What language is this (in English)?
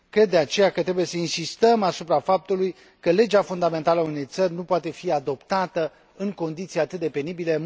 Romanian